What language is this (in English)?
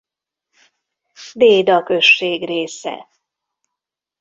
Hungarian